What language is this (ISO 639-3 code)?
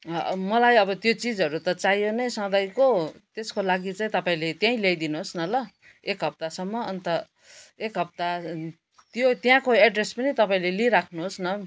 nep